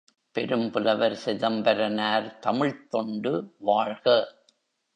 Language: Tamil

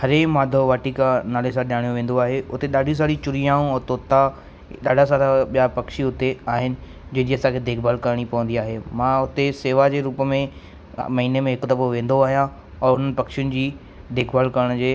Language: Sindhi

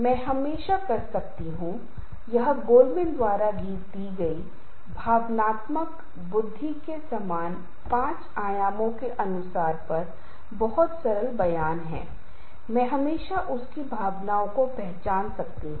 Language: Hindi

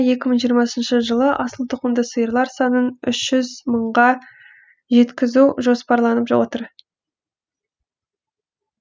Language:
Kazakh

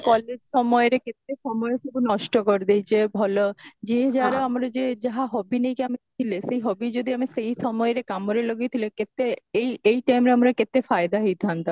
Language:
Odia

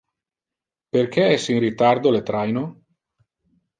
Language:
Interlingua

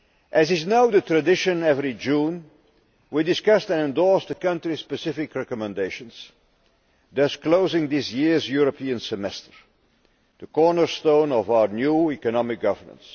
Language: English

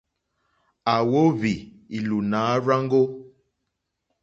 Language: Mokpwe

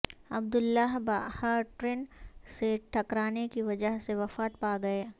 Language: Urdu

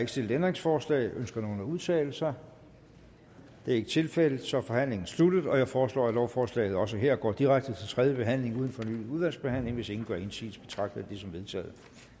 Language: Danish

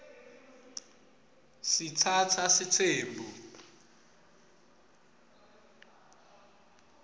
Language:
Swati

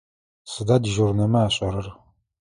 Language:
Adyghe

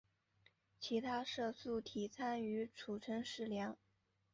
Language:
Chinese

